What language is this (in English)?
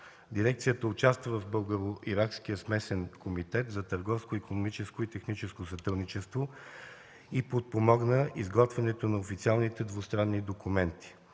Bulgarian